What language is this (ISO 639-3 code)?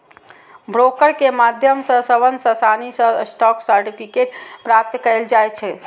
mai